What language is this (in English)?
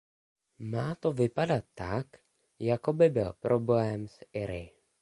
Czech